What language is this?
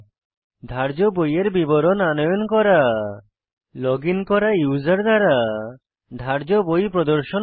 Bangla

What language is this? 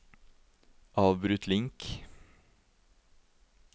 Norwegian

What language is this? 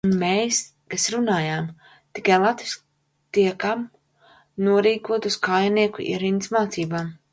Latvian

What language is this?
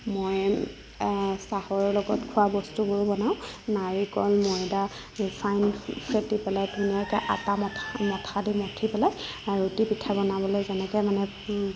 Assamese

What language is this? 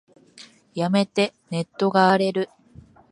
Japanese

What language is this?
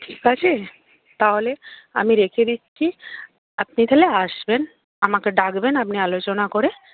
Bangla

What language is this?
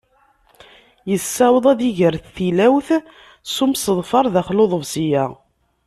Kabyle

